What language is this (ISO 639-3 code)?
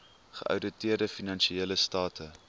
afr